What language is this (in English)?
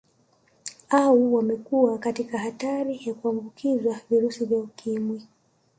Swahili